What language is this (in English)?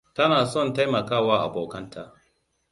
Hausa